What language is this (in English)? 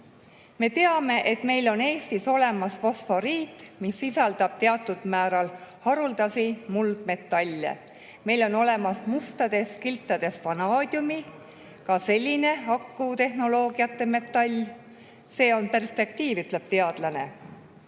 Estonian